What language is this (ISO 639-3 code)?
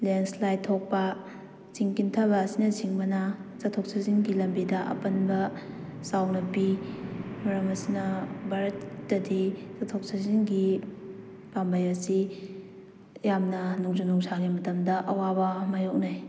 mni